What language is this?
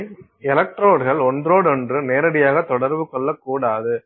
Tamil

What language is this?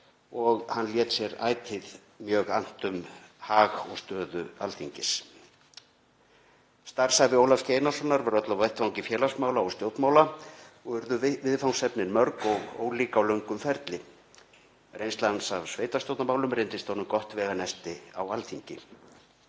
Icelandic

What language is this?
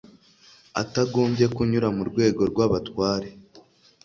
Kinyarwanda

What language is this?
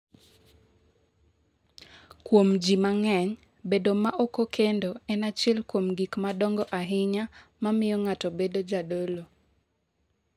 Luo (Kenya and Tanzania)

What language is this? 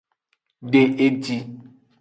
Aja (Benin)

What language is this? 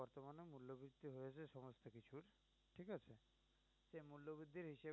Bangla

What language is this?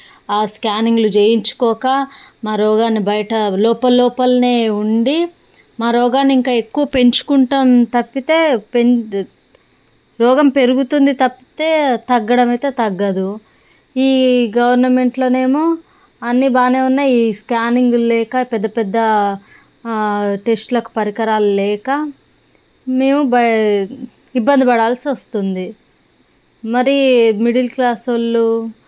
Telugu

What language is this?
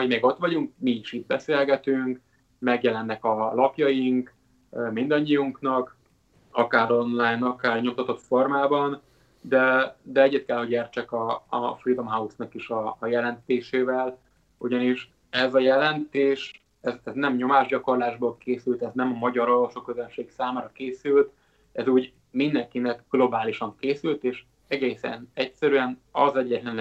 Hungarian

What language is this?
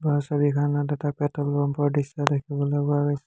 Assamese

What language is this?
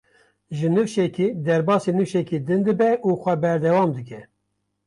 Kurdish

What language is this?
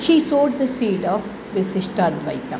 Sanskrit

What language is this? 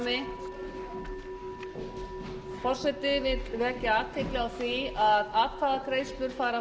Icelandic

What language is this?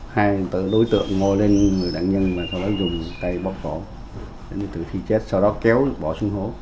Vietnamese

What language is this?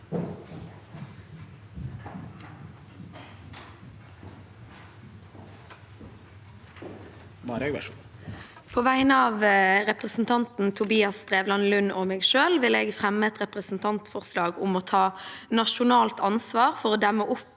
Norwegian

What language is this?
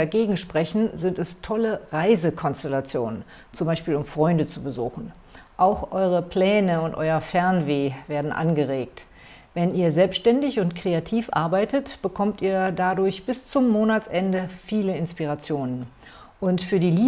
German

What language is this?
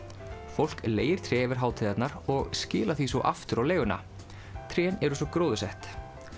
Icelandic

